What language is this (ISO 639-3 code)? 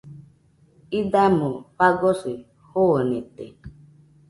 hux